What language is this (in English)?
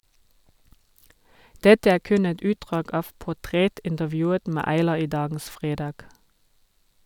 Norwegian